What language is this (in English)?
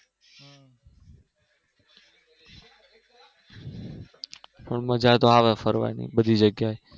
Gujarati